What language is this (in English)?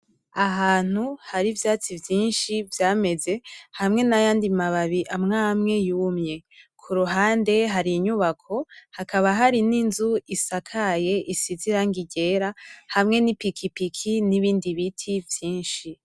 Rundi